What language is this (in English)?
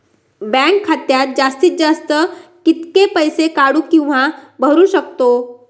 Marathi